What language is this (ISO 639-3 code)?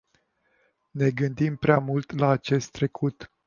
ron